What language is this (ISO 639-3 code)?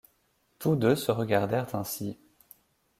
fra